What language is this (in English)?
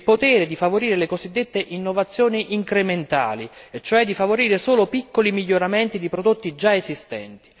Italian